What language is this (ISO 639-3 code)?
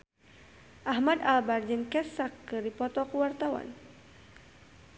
sun